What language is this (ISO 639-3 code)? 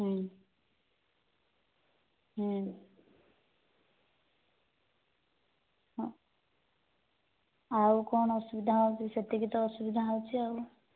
ori